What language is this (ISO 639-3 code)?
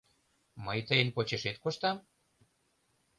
chm